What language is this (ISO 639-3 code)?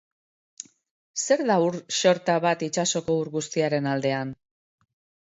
eus